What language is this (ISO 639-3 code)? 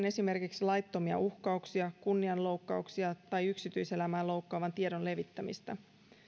fin